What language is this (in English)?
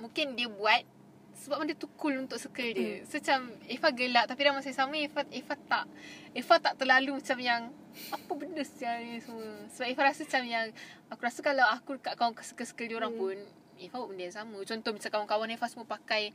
Malay